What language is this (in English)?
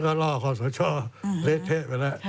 Thai